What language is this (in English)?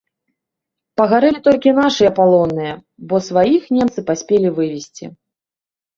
Belarusian